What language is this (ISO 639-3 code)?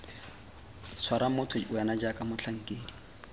tsn